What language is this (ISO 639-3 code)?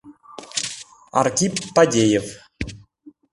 chm